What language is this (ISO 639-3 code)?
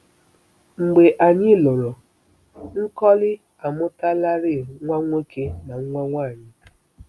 ibo